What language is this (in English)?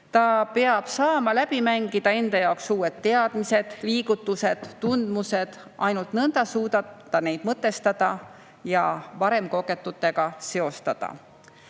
Estonian